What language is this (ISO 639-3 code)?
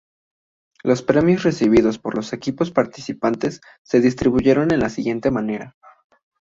spa